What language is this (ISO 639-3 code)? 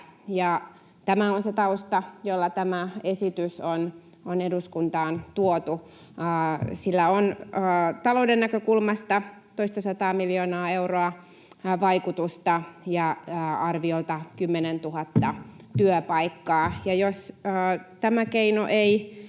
fin